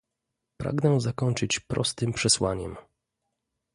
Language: Polish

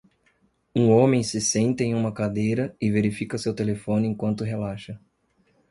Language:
Portuguese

